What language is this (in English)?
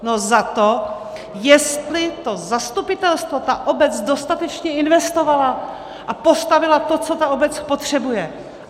Czech